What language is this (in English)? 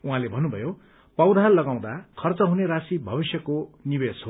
Nepali